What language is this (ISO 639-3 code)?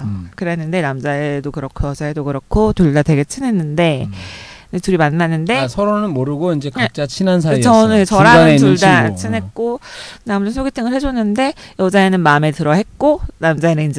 kor